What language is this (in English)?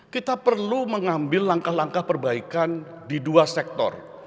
Indonesian